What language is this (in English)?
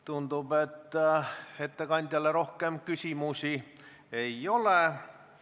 Estonian